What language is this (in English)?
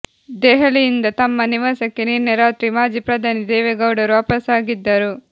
Kannada